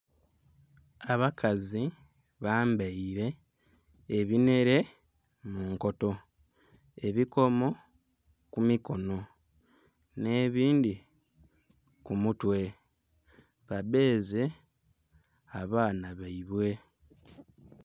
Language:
Soga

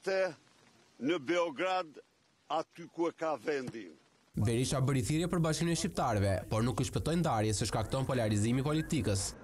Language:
Romanian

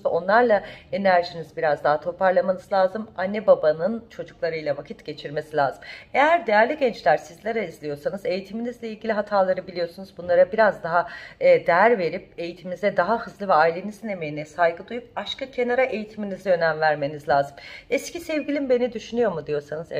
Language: Turkish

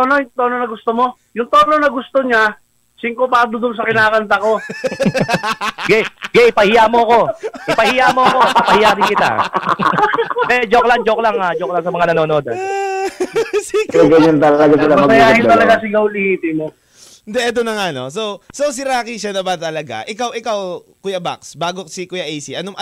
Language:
Filipino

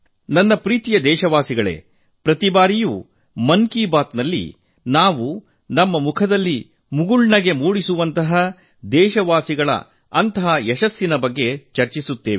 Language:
Kannada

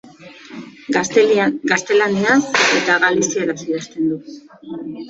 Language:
Basque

